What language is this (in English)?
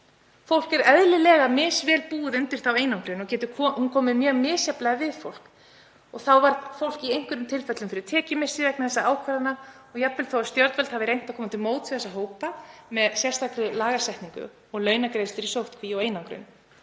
Icelandic